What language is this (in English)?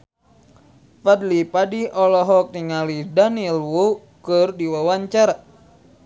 Sundanese